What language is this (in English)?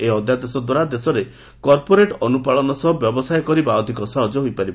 Odia